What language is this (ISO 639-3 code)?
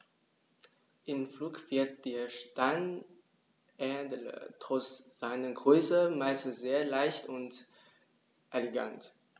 deu